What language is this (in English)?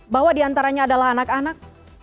Indonesian